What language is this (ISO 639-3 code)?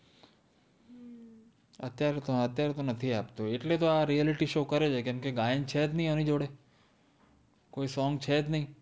guj